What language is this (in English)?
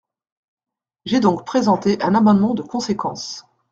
French